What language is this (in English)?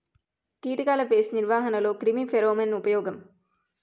Telugu